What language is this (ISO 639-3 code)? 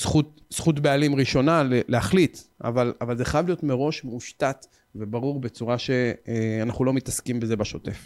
heb